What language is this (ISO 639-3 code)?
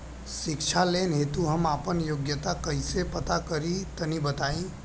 bho